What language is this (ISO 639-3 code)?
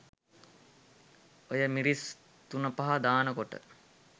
sin